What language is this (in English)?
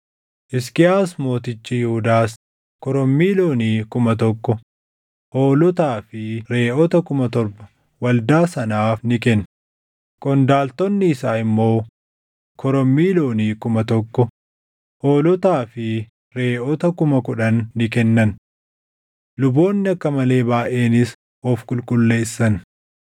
Oromo